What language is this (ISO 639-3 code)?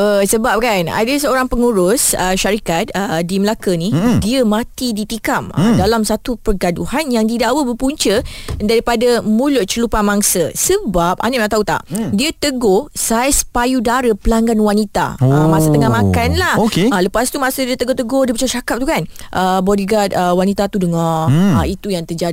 msa